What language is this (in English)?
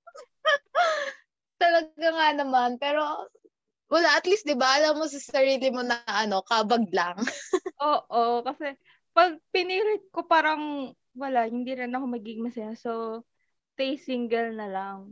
Filipino